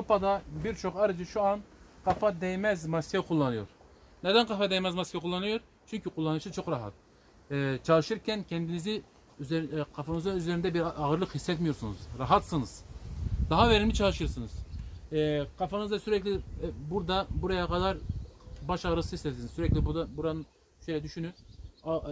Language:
Turkish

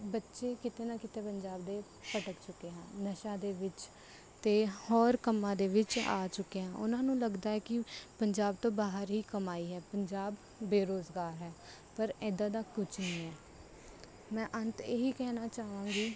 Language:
Punjabi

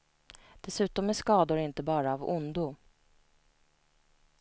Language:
Swedish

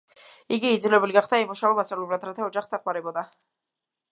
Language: Georgian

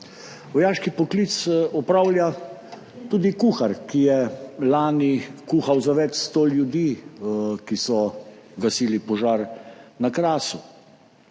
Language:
Slovenian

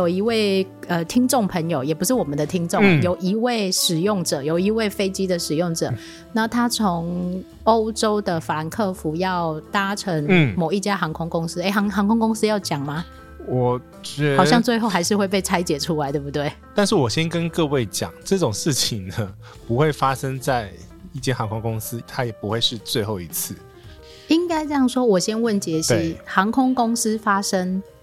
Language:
Chinese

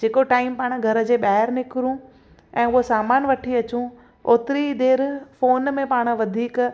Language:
Sindhi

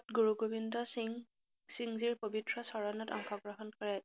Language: Assamese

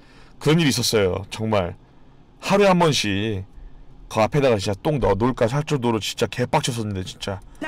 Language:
Korean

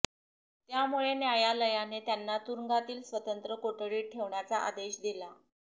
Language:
Marathi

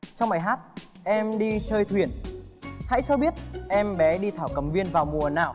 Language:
Vietnamese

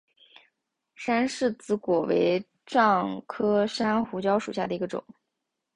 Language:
Chinese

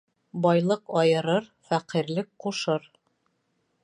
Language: Bashkir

